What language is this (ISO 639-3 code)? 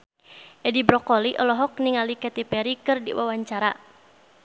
sun